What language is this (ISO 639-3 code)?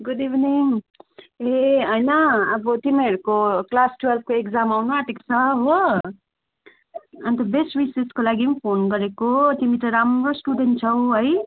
nep